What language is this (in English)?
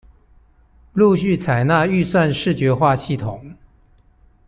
Chinese